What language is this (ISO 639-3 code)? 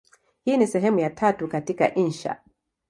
swa